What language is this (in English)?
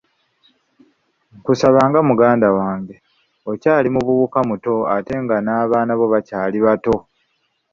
Ganda